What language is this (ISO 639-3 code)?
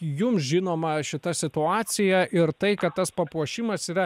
lit